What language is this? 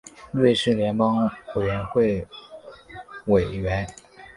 Chinese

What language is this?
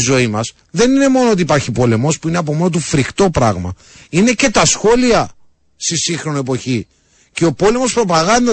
Greek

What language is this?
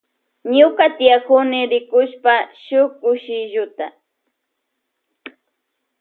Loja Highland Quichua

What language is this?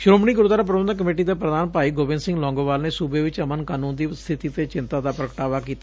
Punjabi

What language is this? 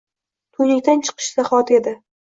Uzbek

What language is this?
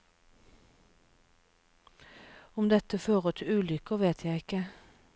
Norwegian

